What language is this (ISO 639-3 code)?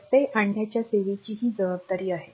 mar